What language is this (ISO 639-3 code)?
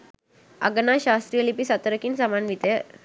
sin